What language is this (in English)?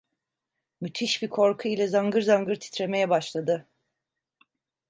Turkish